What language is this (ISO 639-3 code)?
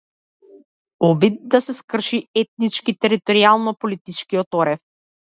mkd